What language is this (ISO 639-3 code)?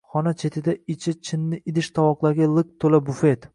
uzb